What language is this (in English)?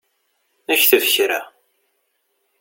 Kabyle